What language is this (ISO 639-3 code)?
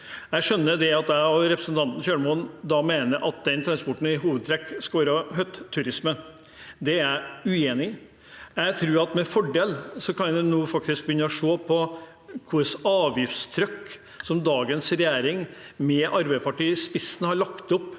nor